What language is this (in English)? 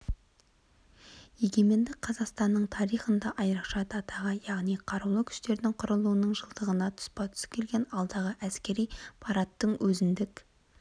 Kazakh